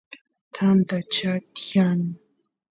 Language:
Santiago del Estero Quichua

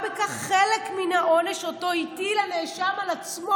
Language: Hebrew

